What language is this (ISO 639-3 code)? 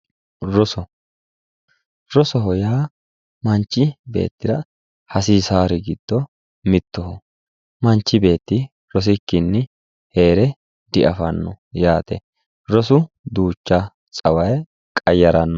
sid